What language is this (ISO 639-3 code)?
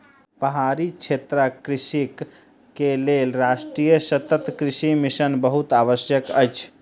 mai